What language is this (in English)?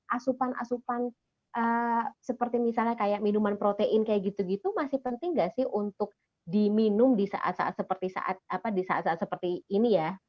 Indonesian